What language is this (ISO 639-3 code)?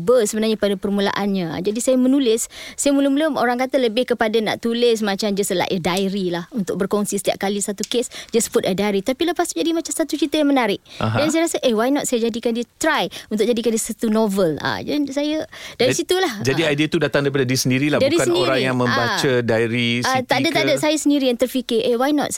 msa